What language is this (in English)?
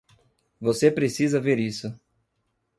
Portuguese